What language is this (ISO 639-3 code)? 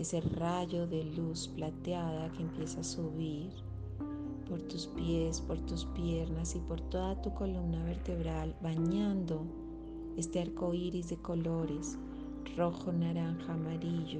spa